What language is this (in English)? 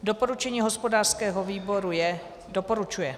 Czech